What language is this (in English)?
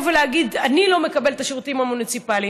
Hebrew